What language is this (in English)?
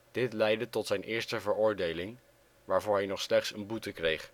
Dutch